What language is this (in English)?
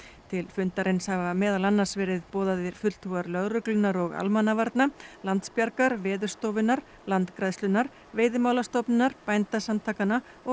Icelandic